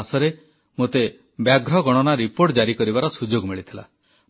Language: Odia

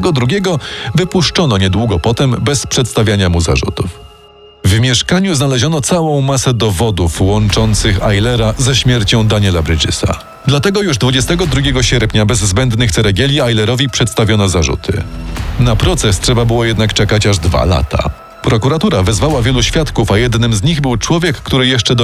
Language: Polish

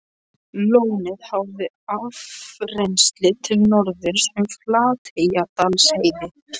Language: Icelandic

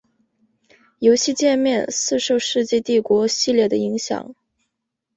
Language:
Chinese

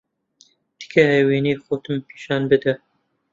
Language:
Central Kurdish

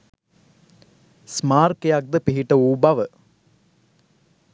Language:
Sinhala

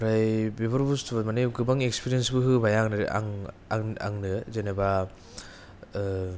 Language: Bodo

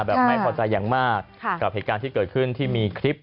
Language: Thai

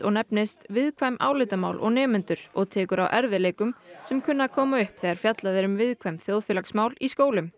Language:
Icelandic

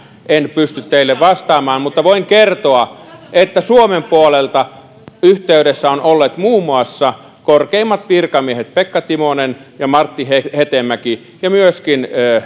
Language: Finnish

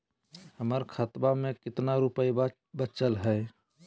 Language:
Magahi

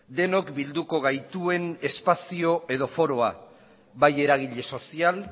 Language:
Basque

